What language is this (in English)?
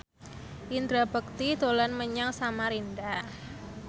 Javanese